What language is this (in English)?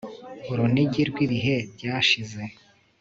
Kinyarwanda